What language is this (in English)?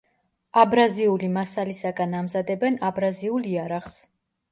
Georgian